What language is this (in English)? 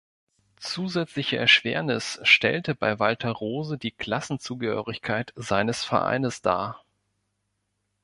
German